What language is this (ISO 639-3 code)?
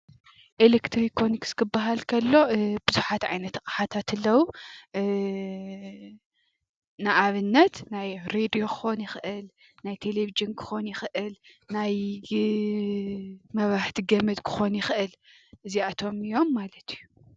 tir